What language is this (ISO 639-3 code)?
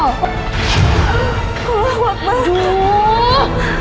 ind